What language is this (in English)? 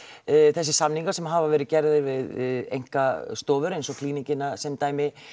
Icelandic